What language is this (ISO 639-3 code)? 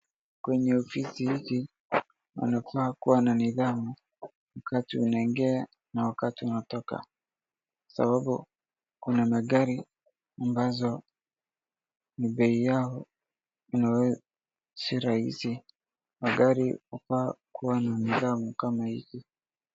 swa